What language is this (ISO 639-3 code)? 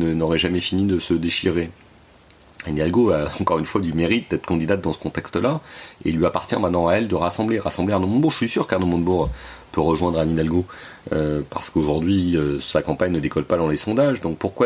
fra